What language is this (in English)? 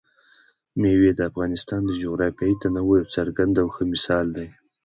Pashto